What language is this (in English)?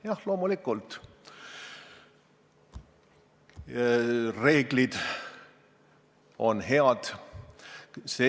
Estonian